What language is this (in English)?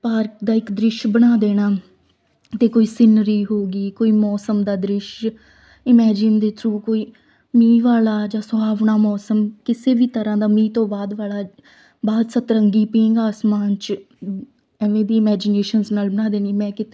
Punjabi